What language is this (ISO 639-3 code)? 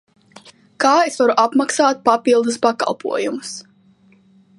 lav